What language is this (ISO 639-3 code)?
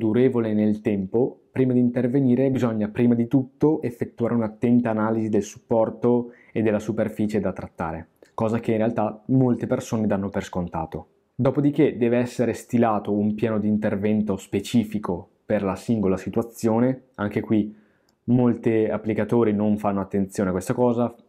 ita